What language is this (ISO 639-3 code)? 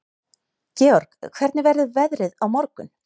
isl